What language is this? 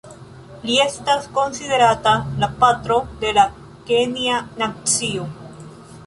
Esperanto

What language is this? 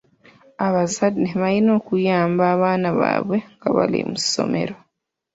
Ganda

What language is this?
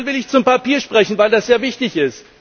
German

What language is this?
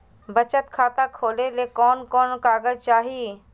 Magahi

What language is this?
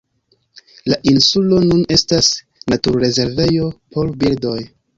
Esperanto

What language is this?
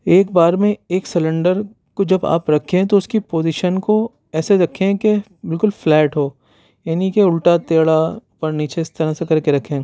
Urdu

